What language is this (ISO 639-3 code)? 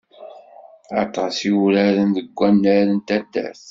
kab